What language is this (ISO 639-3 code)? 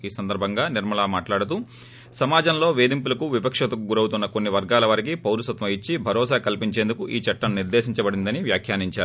tel